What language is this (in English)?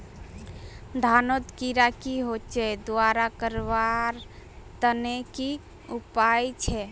Magahi